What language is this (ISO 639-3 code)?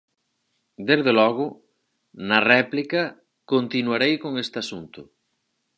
glg